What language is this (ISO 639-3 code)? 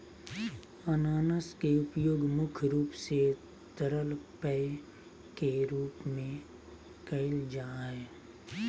mag